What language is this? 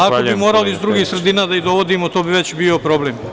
Serbian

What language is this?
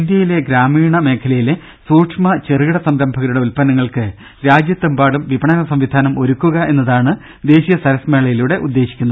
Malayalam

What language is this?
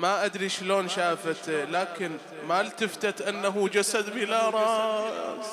Arabic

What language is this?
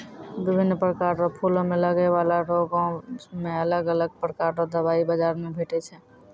Maithili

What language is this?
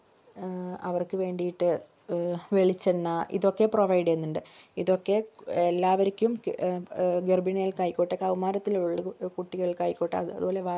Malayalam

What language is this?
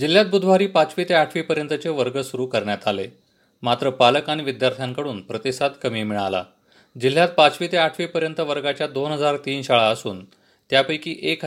Marathi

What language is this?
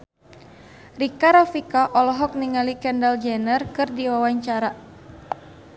Sundanese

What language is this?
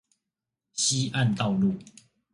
Chinese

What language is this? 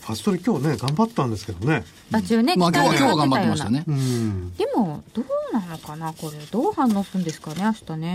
Japanese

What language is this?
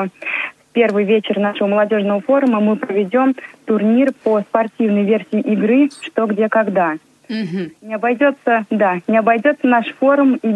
Russian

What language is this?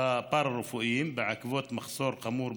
Hebrew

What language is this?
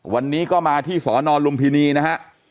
Thai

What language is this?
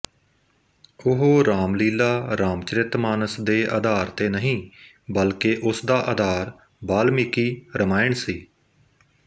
Punjabi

